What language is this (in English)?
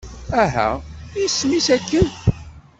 Kabyle